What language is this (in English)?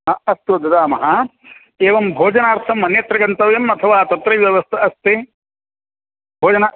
Sanskrit